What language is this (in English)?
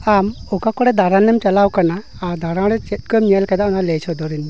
Santali